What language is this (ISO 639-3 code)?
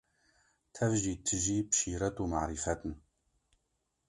kur